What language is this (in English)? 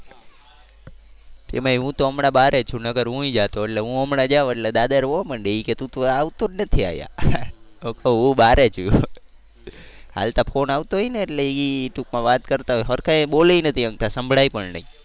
Gujarati